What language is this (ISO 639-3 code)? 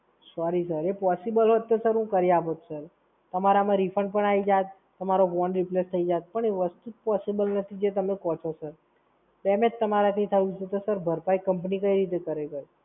guj